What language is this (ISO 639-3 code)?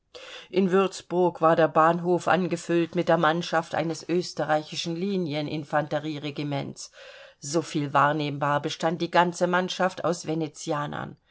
deu